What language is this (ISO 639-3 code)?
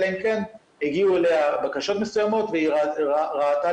heb